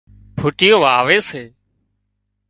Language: Wadiyara Koli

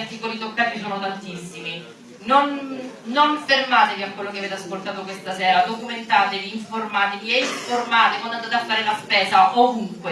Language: Italian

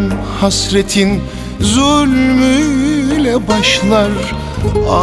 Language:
Turkish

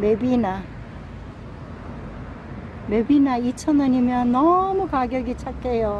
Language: Korean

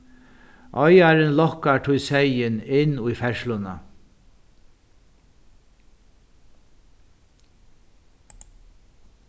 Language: Faroese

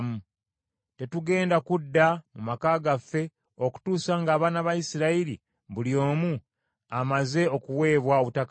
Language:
Ganda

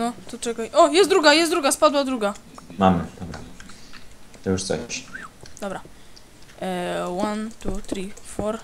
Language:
Polish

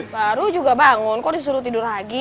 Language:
Indonesian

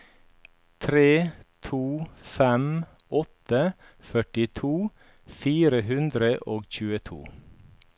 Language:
Norwegian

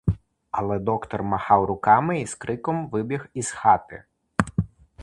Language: Ukrainian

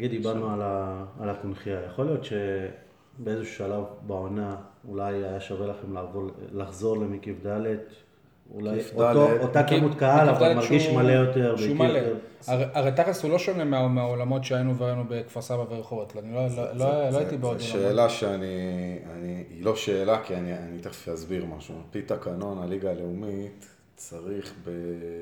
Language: Hebrew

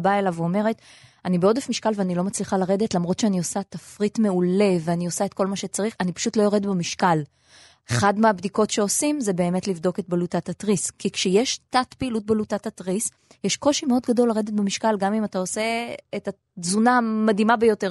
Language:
Hebrew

